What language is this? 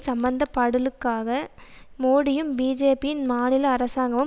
Tamil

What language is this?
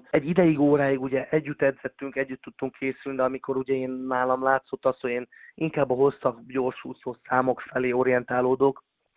Hungarian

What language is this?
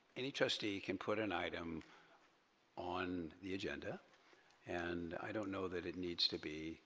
English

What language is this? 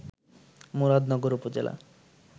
Bangla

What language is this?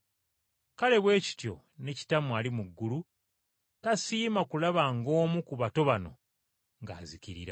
Ganda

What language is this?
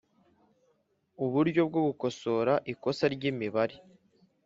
Kinyarwanda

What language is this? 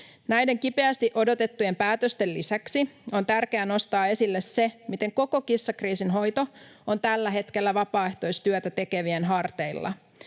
Finnish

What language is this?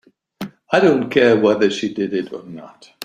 English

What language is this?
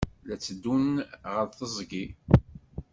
Kabyle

